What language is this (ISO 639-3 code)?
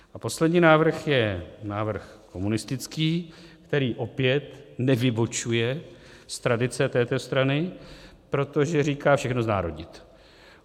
ces